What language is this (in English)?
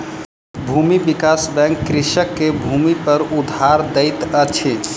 Maithili